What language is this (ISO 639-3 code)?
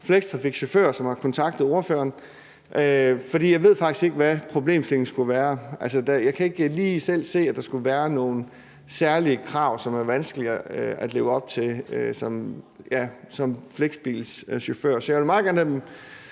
dan